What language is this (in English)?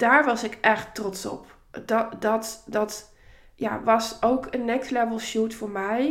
Dutch